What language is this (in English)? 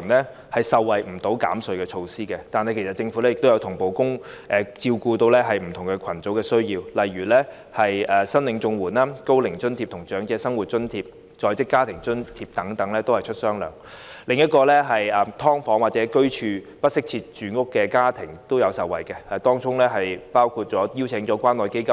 Cantonese